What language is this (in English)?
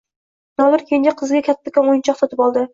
Uzbek